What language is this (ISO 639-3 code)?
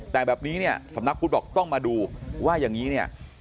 tha